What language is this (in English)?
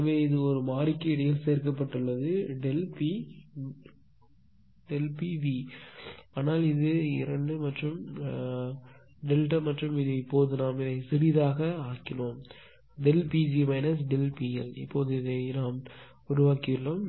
Tamil